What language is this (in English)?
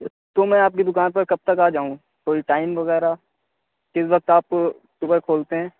Urdu